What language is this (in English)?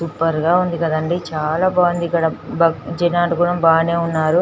Telugu